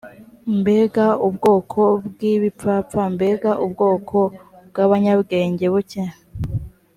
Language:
Kinyarwanda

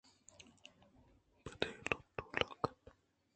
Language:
Eastern Balochi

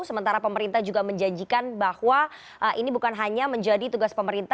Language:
Indonesian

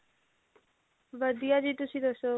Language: Punjabi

